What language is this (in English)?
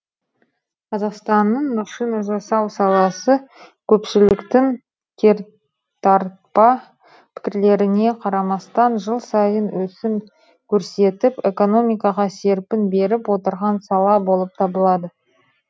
Kazakh